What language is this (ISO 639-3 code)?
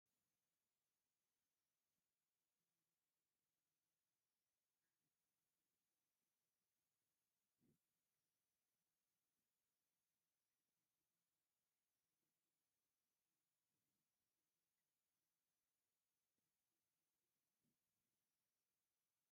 tir